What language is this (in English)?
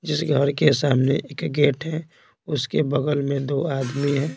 Hindi